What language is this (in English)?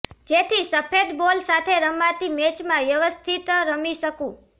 Gujarati